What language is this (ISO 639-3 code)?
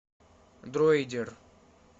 rus